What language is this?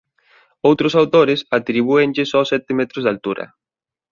Galician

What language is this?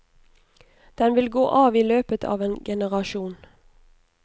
Norwegian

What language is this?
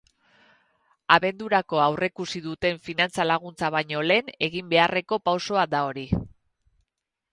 Basque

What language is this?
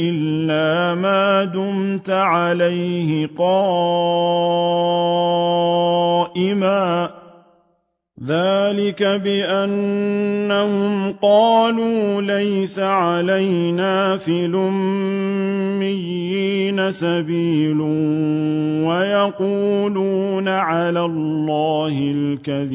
Arabic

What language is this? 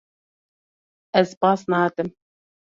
Kurdish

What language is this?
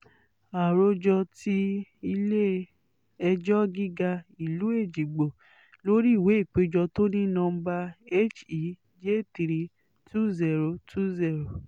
Yoruba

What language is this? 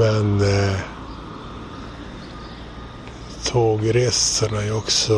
Swedish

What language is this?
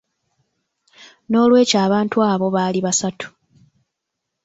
Ganda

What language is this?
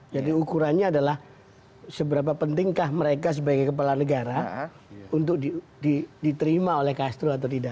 Indonesian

